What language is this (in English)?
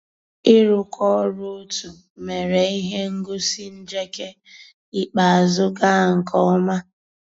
Igbo